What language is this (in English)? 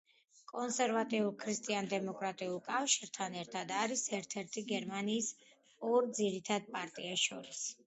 Georgian